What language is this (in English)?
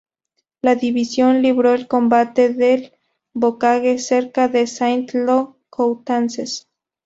Spanish